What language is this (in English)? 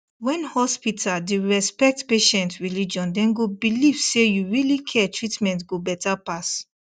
Nigerian Pidgin